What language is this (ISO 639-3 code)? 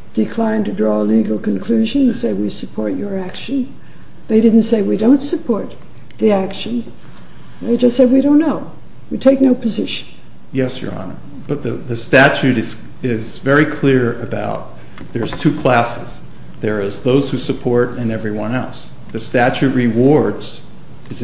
eng